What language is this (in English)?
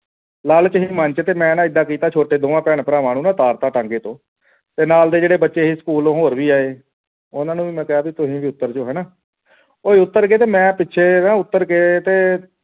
Punjabi